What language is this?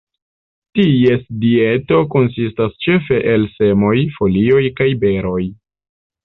Esperanto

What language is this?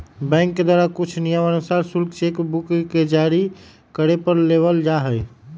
Magahi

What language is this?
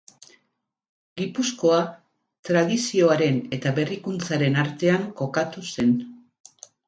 Basque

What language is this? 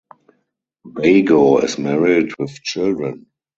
English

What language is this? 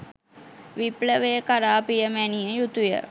Sinhala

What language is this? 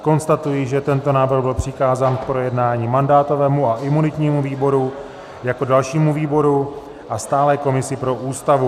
Czech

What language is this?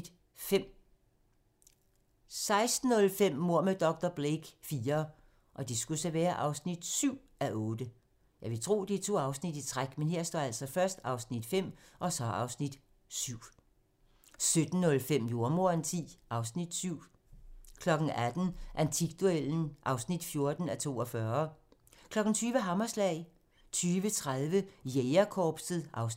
Danish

